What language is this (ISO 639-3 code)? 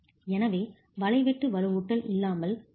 tam